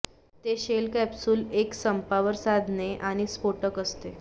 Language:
Marathi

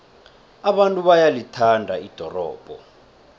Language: South Ndebele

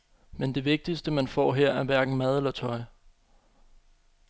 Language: Danish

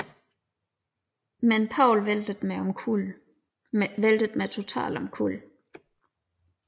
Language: Danish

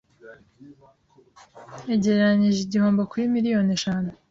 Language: Kinyarwanda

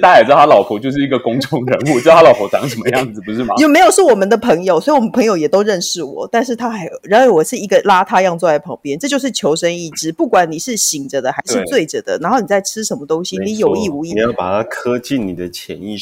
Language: Chinese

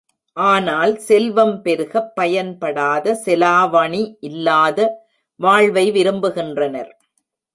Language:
Tamil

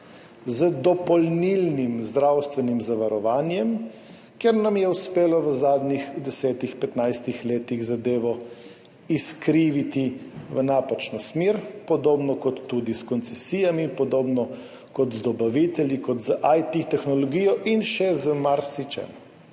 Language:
Slovenian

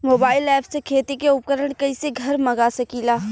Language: Bhojpuri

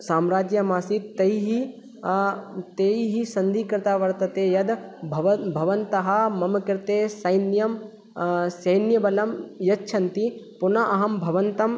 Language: Sanskrit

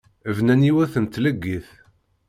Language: Kabyle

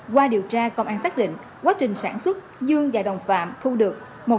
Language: Vietnamese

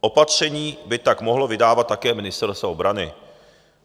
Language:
Czech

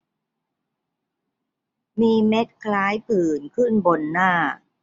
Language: Thai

